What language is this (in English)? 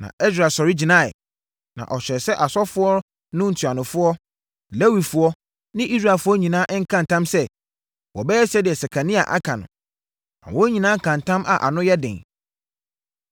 Akan